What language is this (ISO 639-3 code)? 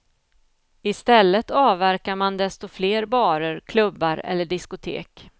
swe